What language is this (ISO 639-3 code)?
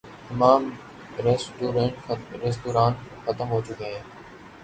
urd